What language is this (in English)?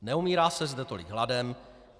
Czech